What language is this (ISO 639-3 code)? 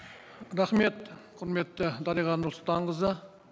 kaz